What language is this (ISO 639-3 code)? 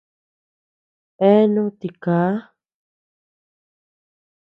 cux